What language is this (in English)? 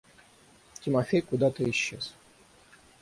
Russian